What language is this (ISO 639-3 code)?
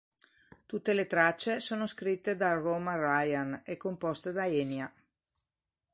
ita